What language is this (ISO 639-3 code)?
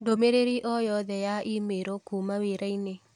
kik